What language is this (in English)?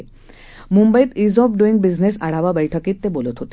Marathi